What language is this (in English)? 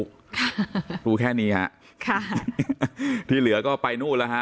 Thai